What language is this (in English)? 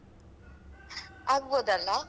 Kannada